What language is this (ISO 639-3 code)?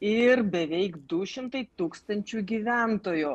lit